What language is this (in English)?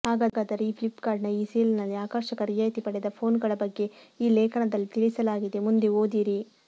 Kannada